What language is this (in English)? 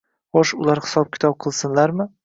Uzbek